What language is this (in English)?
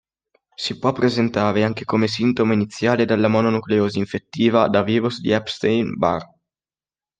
Italian